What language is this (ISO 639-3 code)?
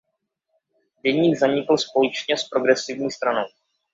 ces